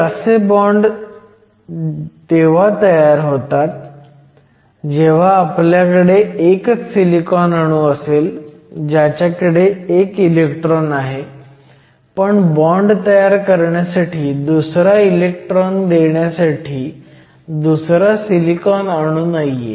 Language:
Marathi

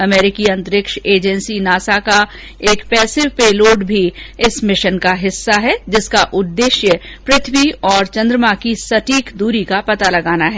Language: Hindi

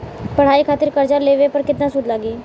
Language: Bhojpuri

